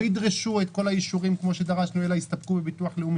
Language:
Hebrew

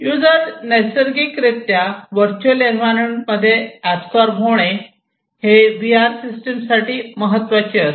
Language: Marathi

